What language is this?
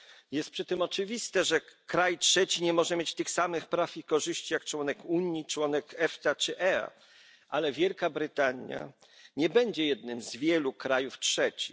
Polish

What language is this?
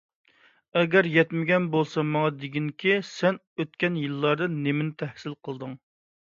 Uyghur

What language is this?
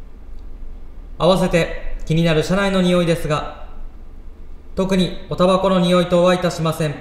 Japanese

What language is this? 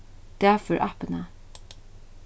Faroese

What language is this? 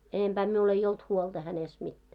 Finnish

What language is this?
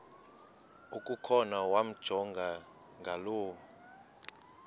Xhosa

